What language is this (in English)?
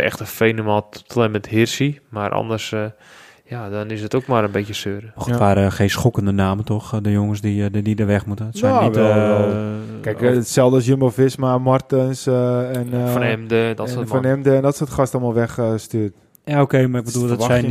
Dutch